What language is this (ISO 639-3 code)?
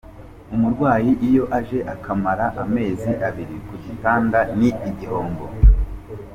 kin